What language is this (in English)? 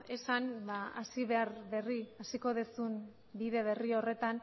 Basque